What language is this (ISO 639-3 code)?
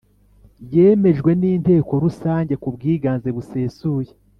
kin